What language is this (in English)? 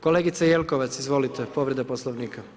Croatian